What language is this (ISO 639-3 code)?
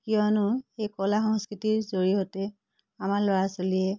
asm